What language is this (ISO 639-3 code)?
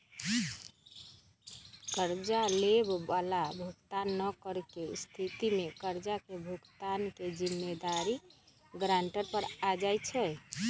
mag